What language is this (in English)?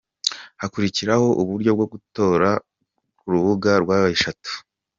Kinyarwanda